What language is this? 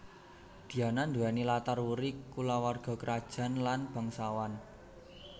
Javanese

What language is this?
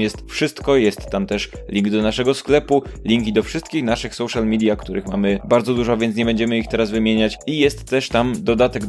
Polish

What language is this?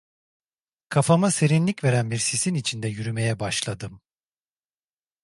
Turkish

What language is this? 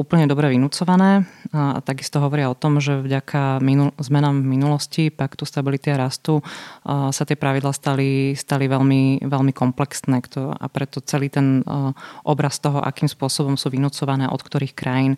Slovak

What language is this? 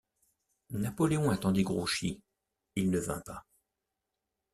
French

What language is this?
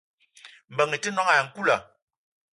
Eton (Cameroon)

